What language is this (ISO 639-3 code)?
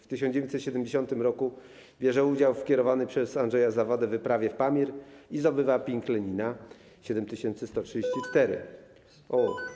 pol